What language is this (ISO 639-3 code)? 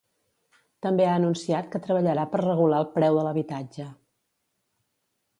cat